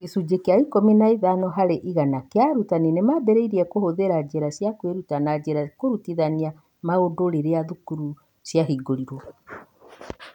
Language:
Kikuyu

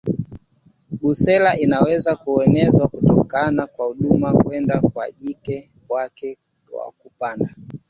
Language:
Swahili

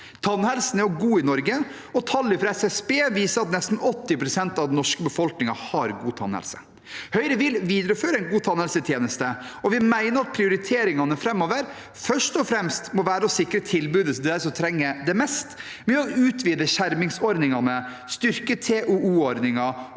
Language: Norwegian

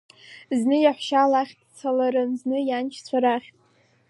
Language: Abkhazian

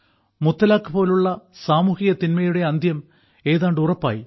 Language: Malayalam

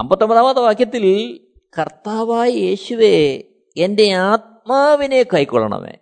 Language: Malayalam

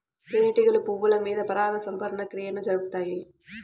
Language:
Telugu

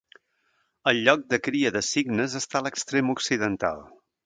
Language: Catalan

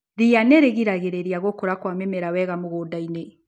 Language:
Kikuyu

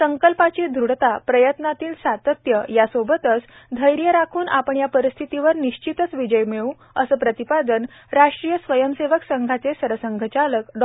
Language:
Marathi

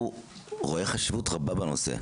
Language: Hebrew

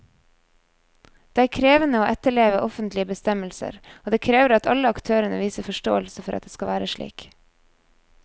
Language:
Norwegian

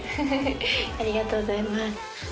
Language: Japanese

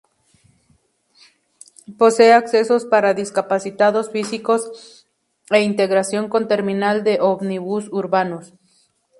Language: Spanish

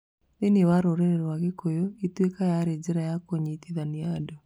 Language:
Kikuyu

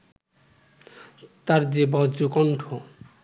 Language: Bangla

